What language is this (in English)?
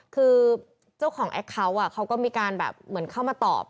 Thai